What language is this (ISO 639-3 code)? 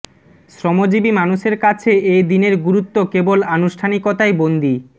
ben